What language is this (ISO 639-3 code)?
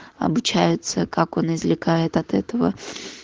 rus